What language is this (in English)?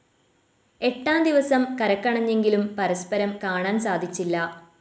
Malayalam